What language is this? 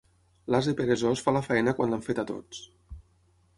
Catalan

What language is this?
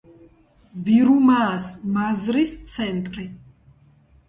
Georgian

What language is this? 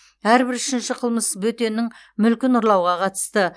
Kazakh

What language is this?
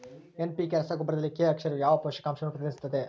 Kannada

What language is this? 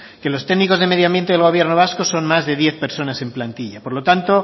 Spanish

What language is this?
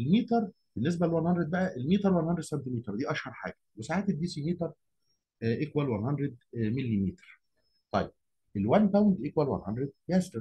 Arabic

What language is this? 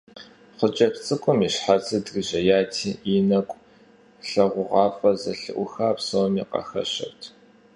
Kabardian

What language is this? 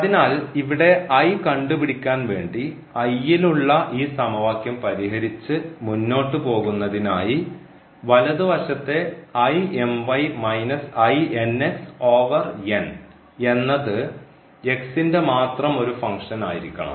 Malayalam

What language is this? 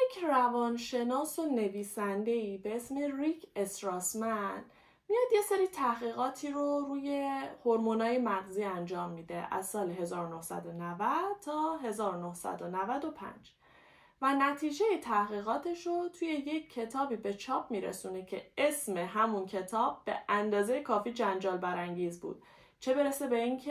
Persian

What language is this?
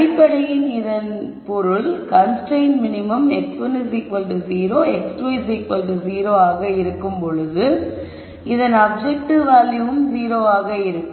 Tamil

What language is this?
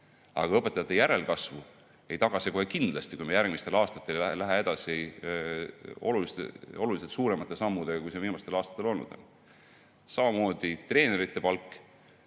Estonian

